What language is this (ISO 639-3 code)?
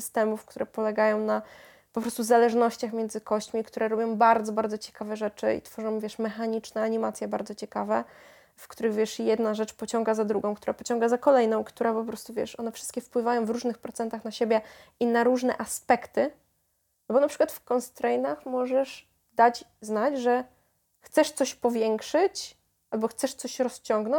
pol